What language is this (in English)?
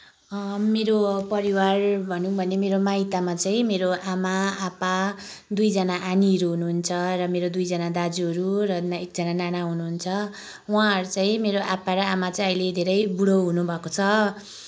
Nepali